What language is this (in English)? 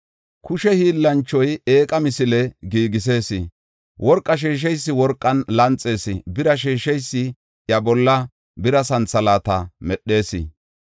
Gofa